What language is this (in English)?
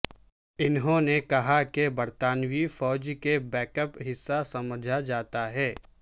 Urdu